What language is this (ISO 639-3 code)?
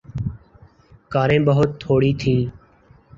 urd